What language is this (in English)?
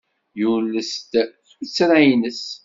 Kabyle